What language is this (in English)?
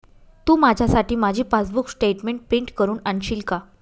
Marathi